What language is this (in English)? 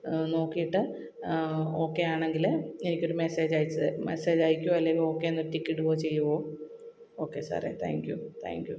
Malayalam